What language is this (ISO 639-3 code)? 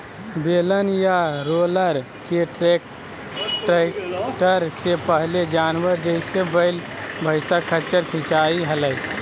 mag